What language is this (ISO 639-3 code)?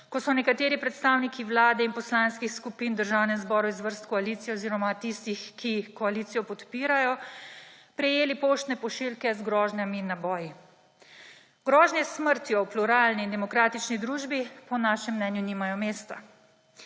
slv